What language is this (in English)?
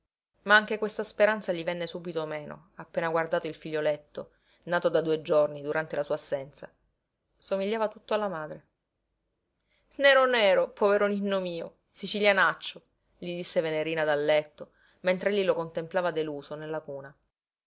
Italian